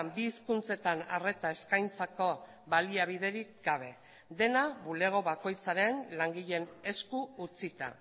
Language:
Basque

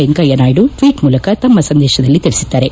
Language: Kannada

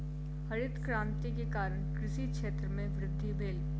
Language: Maithili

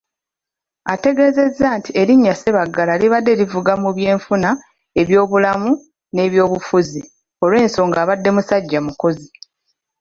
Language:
Ganda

